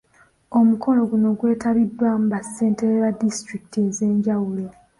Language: Ganda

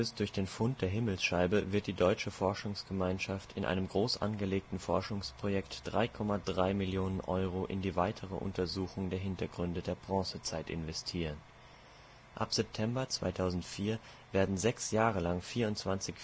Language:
German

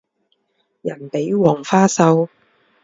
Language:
Chinese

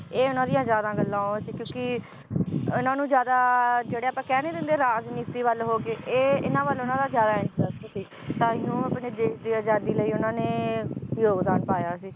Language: Punjabi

